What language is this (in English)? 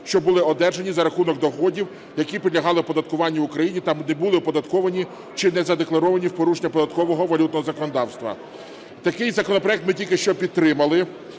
Ukrainian